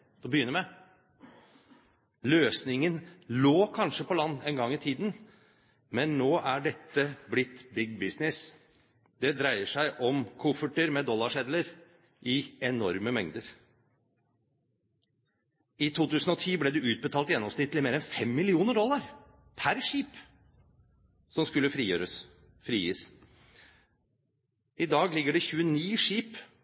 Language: Norwegian Bokmål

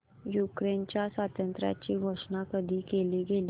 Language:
Marathi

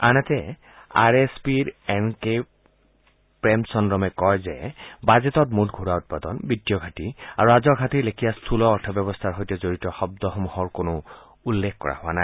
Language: Assamese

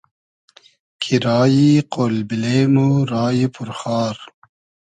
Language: Hazaragi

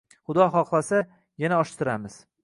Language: Uzbek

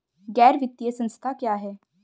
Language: Hindi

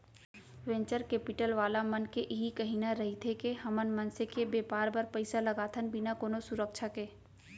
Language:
Chhattisgarhi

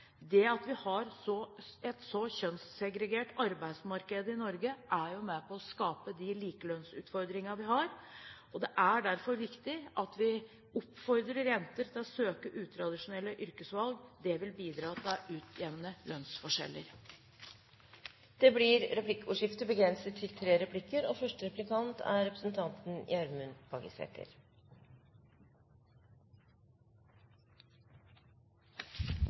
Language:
Norwegian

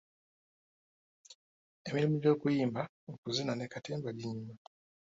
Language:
Ganda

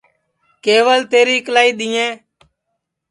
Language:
Sansi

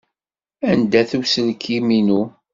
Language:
Kabyle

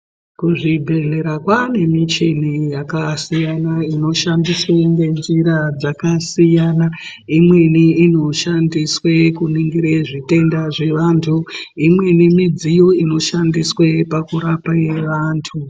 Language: Ndau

